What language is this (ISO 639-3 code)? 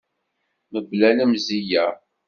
kab